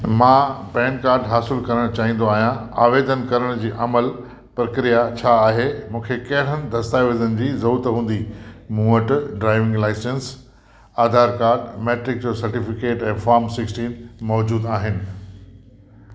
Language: Sindhi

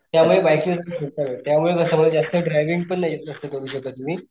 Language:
Marathi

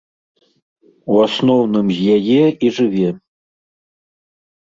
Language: Belarusian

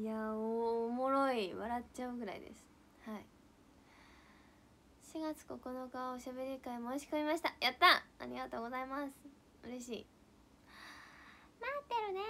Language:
Japanese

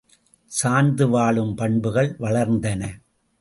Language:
Tamil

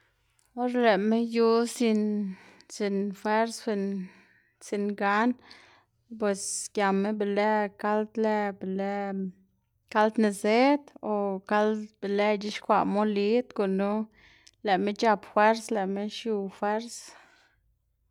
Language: Xanaguía Zapotec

